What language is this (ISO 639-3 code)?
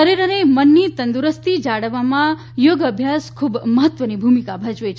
guj